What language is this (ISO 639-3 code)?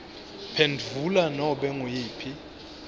ssw